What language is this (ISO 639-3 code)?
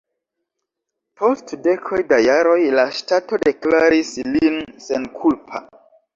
epo